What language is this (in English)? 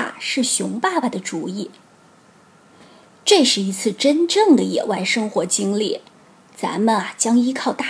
Chinese